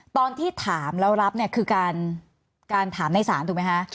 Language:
Thai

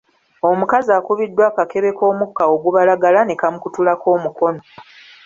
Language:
Ganda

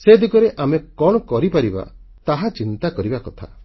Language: Odia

